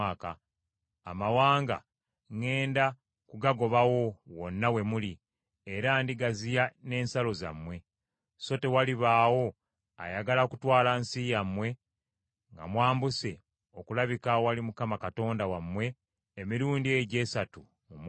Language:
Ganda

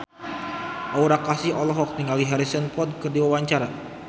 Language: Sundanese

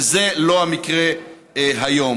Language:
Hebrew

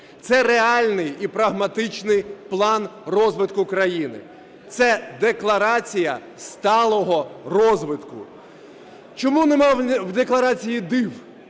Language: Ukrainian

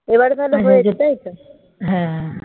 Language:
Bangla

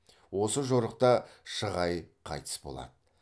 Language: Kazakh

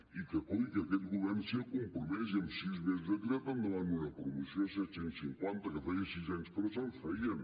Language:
Catalan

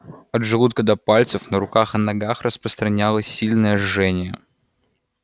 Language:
Russian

